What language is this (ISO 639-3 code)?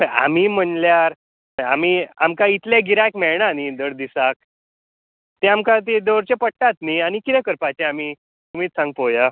kok